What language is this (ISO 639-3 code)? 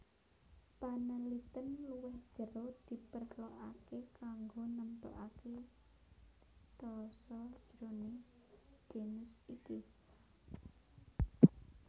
jav